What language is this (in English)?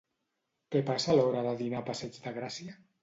Catalan